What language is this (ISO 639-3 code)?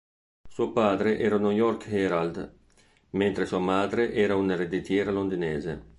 ita